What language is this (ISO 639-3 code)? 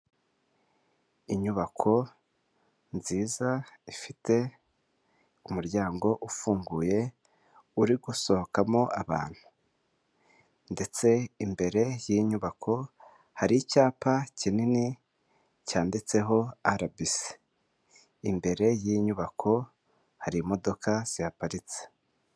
kin